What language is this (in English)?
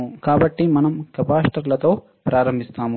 Telugu